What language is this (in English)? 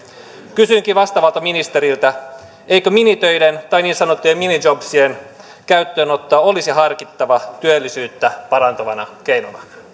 Finnish